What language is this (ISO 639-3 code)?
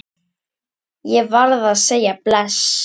isl